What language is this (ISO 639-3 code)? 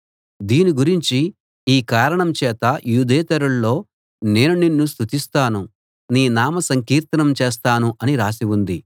tel